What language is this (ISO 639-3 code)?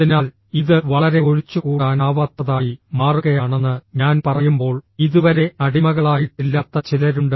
mal